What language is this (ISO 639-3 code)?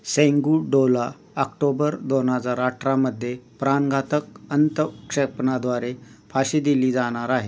mar